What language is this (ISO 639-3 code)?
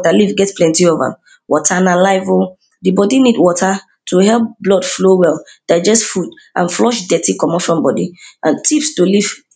pcm